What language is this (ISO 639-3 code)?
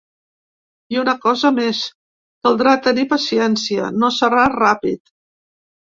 cat